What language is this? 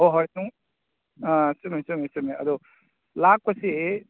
Manipuri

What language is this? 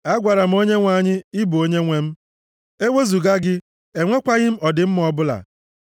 Igbo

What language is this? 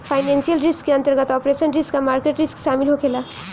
Bhojpuri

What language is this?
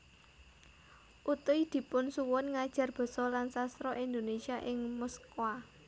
Javanese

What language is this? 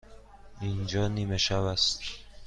Persian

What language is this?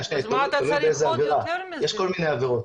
Hebrew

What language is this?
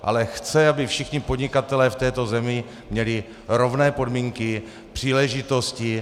Czech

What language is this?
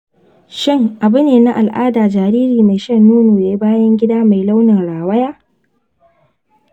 Hausa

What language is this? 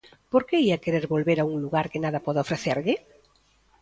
Galician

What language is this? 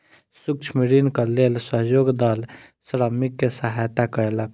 Maithili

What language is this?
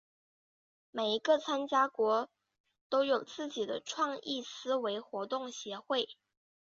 Chinese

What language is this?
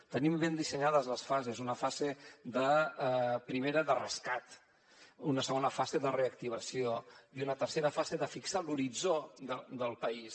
Catalan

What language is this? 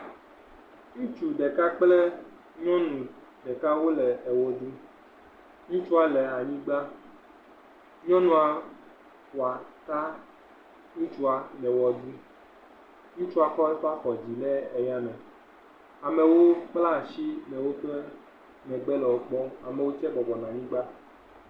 Ewe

